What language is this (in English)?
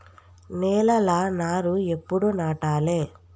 Telugu